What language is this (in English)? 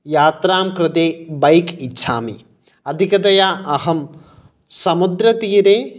Sanskrit